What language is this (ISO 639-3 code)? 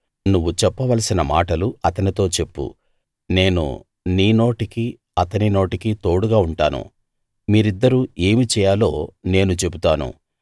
tel